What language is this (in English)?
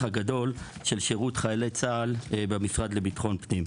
Hebrew